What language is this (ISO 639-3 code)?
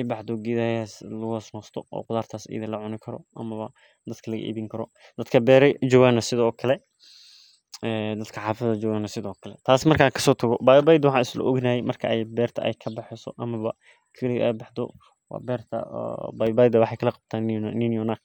som